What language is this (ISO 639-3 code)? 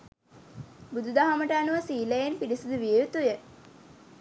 sin